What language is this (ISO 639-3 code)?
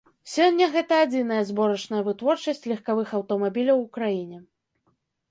bel